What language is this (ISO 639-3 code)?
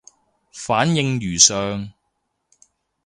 yue